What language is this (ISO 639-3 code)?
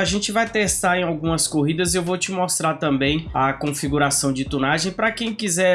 por